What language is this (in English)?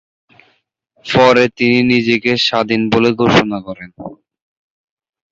Bangla